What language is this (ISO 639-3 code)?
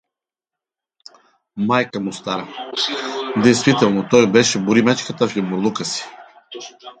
bul